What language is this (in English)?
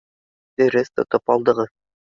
Bashkir